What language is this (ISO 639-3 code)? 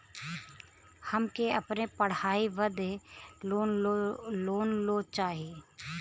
bho